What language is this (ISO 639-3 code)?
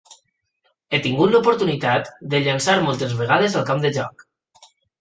cat